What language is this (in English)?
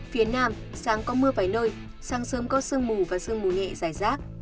Vietnamese